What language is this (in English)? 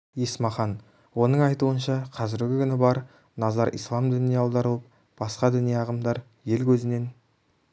Kazakh